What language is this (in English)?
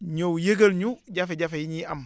Wolof